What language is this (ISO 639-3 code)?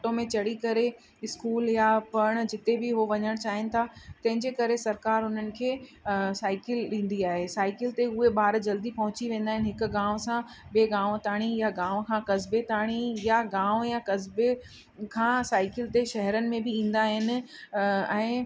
snd